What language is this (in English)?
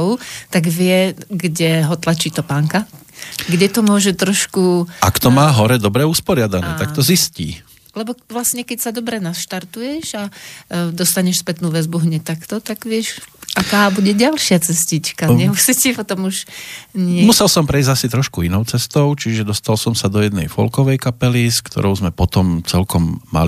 Slovak